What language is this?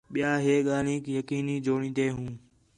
Khetrani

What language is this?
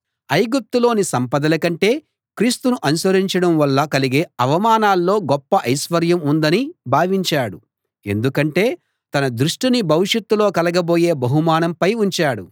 Telugu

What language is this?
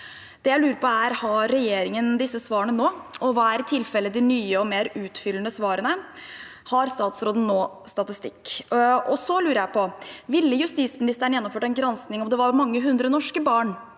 Norwegian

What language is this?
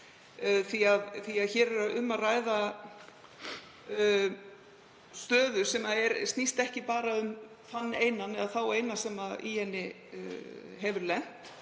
Icelandic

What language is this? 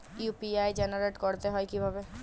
Bangla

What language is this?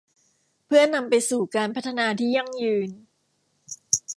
Thai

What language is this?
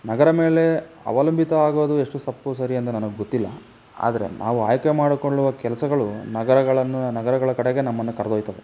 Kannada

